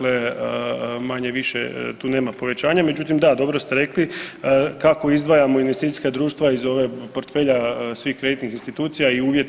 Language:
Croatian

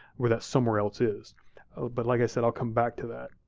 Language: English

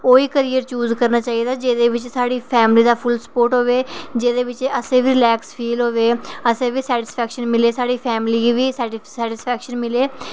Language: Dogri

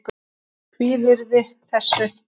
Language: Icelandic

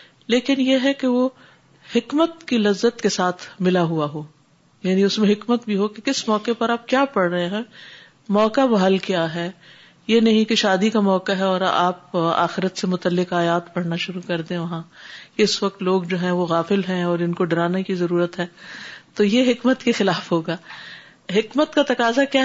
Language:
Urdu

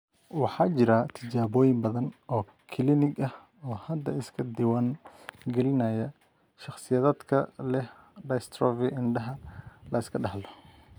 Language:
Somali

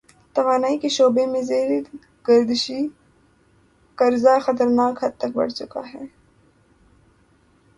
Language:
Urdu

